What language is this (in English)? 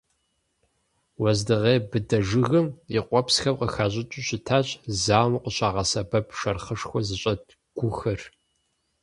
Kabardian